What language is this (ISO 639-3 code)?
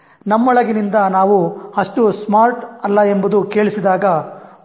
kan